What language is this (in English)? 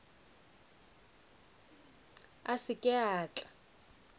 Northern Sotho